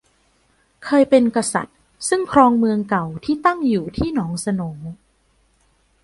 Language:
Thai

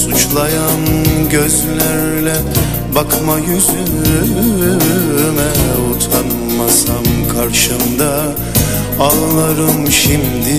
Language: Turkish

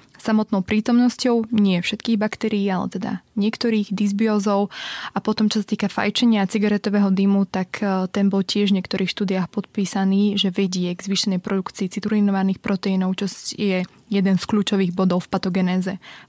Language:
Slovak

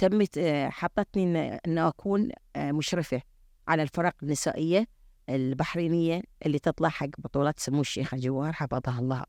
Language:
Arabic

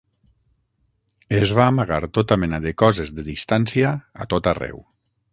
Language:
Catalan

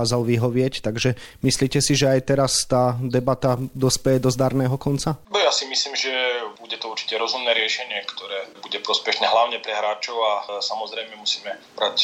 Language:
Slovak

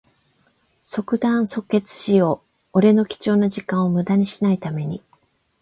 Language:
Japanese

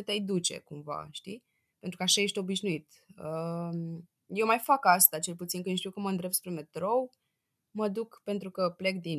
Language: Romanian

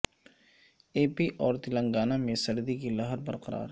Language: Urdu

